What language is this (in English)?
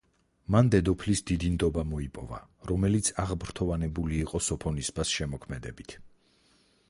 Georgian